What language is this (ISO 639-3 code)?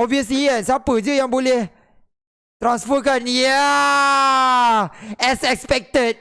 msa